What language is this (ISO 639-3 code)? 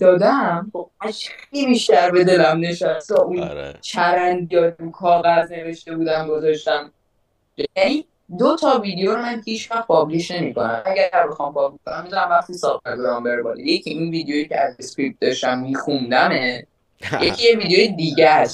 fas